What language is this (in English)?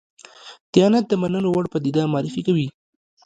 Pashto